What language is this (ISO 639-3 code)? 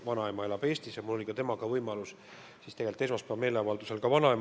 est